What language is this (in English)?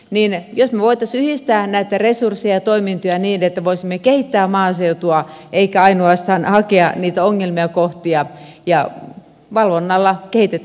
Finnish